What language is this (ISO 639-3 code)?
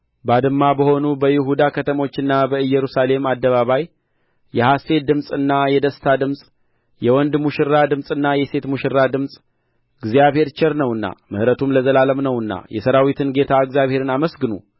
amh